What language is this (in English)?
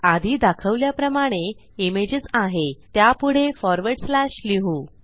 Marathi